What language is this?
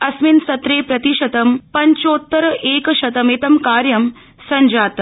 Sanskrit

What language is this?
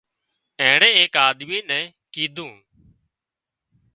Wadiyara Koli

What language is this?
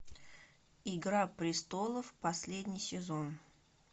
Russian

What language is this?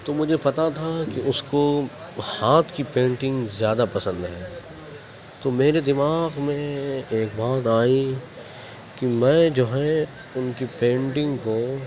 Urdu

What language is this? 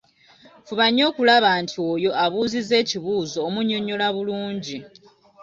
Ganda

